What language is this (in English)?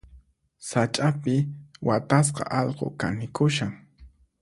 Puno Quechua